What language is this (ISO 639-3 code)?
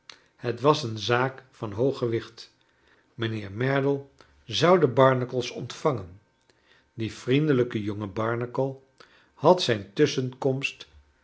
nld